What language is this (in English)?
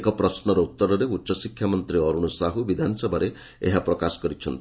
Odia